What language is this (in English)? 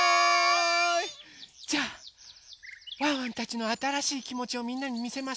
Japanese